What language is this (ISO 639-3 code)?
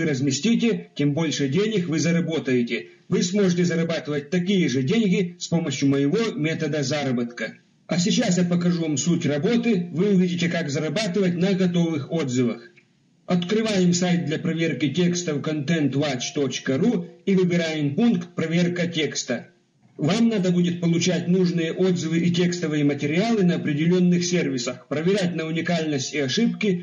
rus